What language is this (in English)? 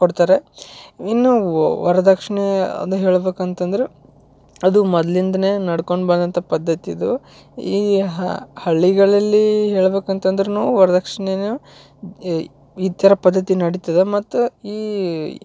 Kannada